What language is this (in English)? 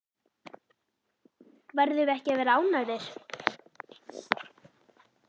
Icelandic